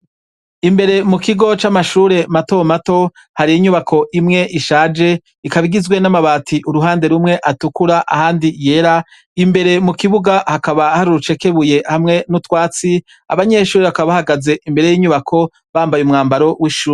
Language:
Rundi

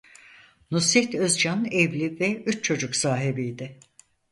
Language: Turkish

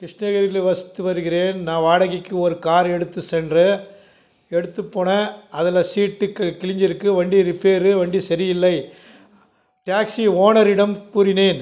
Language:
Tamil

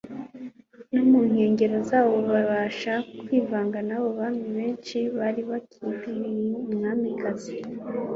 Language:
Kinyarwanda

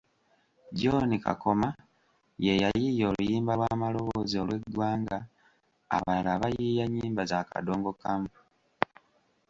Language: Ganda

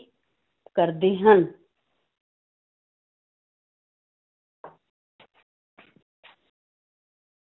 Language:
Punjabi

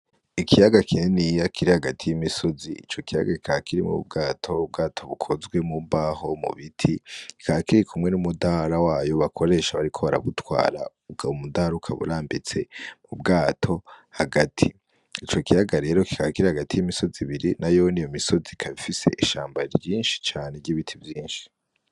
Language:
Rundi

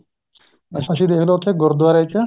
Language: Punjabi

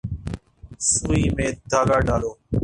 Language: Urdu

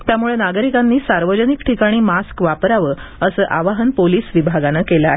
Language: Marathi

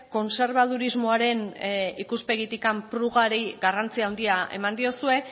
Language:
Basque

